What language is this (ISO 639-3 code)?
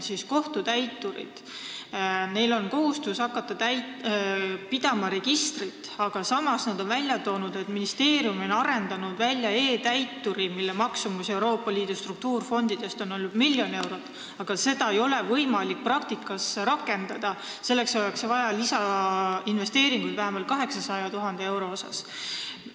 est